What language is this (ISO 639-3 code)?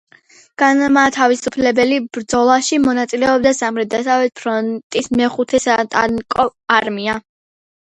kat